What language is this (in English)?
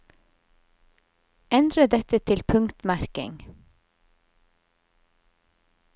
Norwegian